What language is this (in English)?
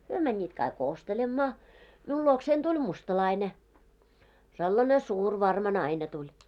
Finnish